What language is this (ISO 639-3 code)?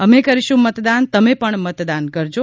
guj